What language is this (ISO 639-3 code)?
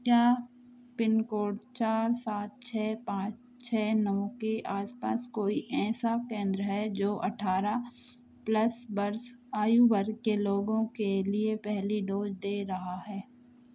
hin